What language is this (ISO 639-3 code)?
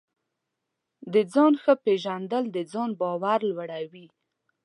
pus